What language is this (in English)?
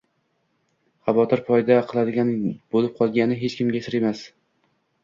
Uzbek